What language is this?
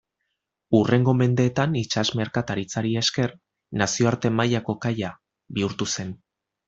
Basque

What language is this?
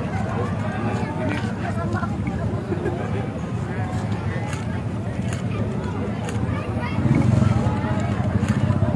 Indonesian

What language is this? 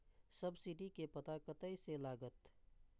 Maithili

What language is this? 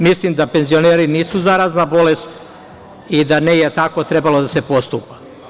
Serbian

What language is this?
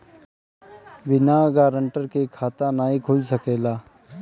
Bhojpuri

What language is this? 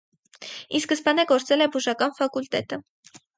Armenian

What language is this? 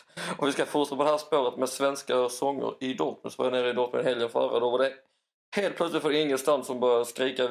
Swedish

